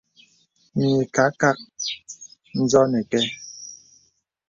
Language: Bebele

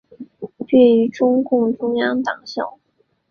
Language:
Chinese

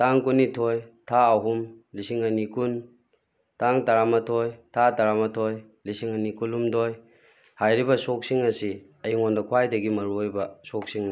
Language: Manipuri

